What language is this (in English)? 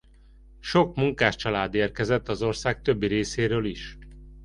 Hungarian